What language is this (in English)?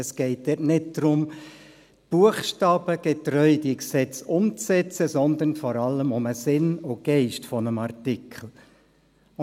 Swiss German